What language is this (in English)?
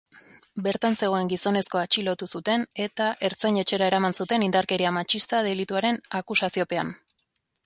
Basque